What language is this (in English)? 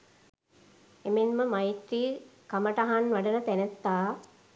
Sinhala